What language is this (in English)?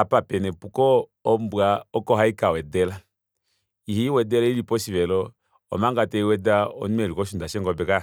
Kuanyama